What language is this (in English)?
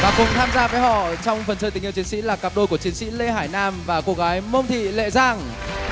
Vietnamese